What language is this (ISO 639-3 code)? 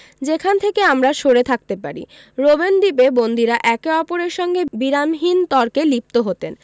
ben